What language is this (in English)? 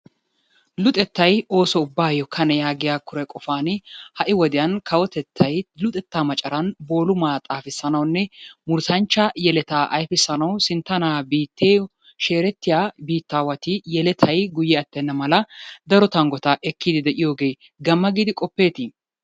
Wolaytta